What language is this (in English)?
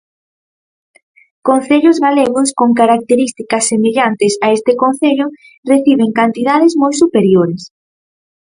Galician